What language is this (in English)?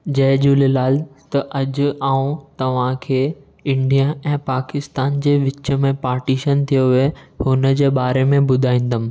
Sindhi